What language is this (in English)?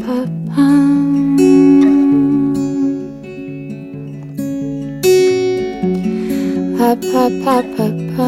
Ukrainian